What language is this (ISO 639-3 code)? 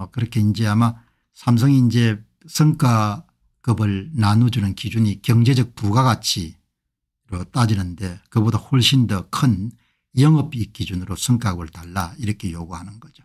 kor